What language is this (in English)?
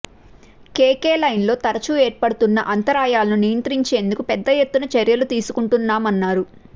Telugu